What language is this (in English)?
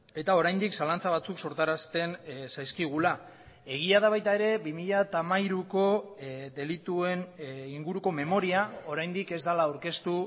Basque